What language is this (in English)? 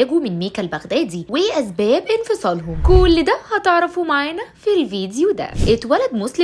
Arabic